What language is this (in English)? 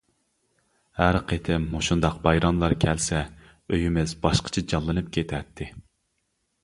Uyghur